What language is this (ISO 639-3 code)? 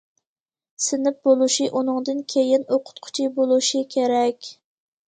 uig